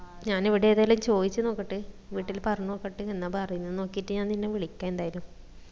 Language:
Malayalam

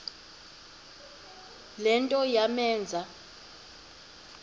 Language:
Xhosa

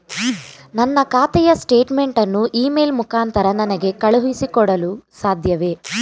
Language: Kannada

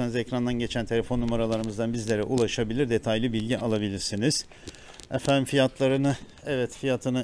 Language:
Turkish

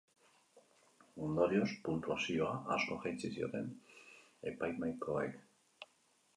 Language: Basque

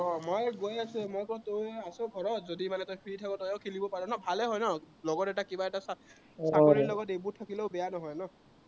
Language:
Assamese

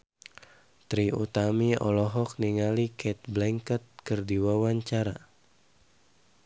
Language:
Sundanese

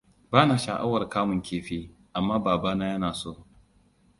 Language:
Hausa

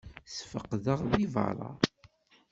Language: Kabyle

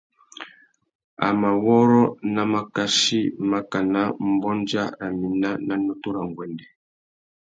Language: Tuki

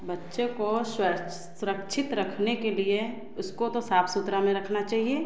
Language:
Hindi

